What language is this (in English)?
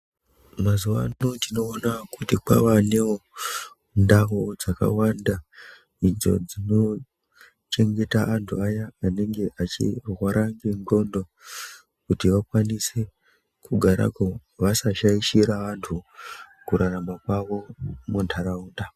Ndau